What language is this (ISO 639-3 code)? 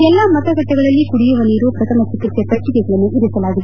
kan